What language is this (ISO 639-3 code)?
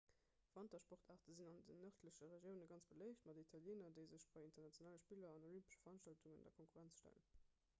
ltz